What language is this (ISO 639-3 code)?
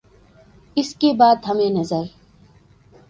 urd